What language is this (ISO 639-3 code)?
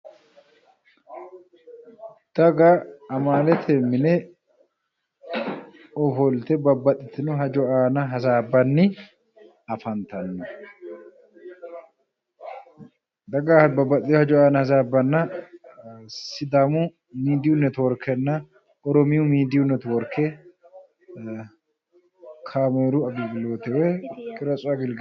sid